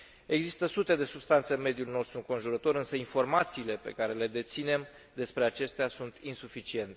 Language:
Romanian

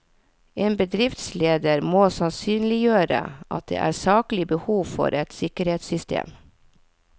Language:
Norwegian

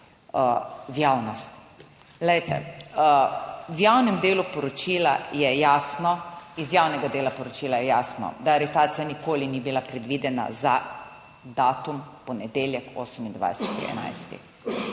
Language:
Slovenian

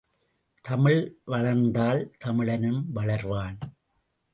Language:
Tamil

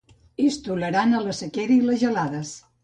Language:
Catalan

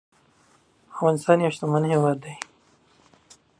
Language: Pashto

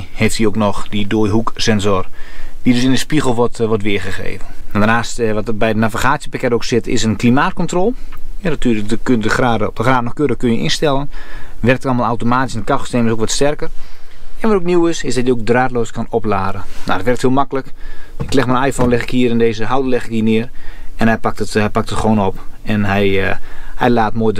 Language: Dutch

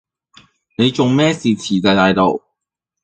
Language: Cantonese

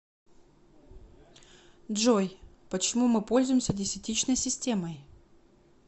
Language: Russian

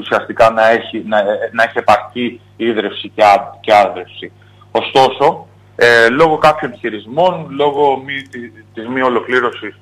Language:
Greek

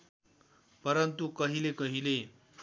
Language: Nepali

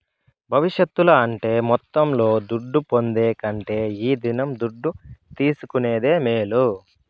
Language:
Telugu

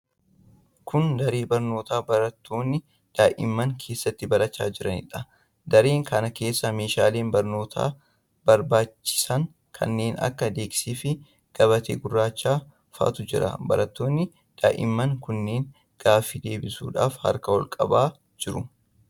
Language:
Oromo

